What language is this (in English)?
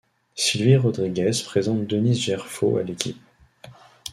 French